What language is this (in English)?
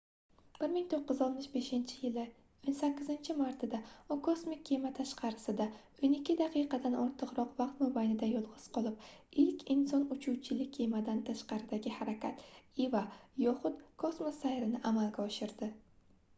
Uzbek